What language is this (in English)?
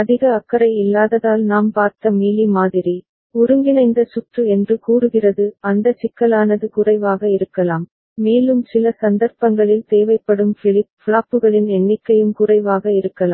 Tamil